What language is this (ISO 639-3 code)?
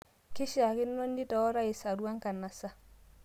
mas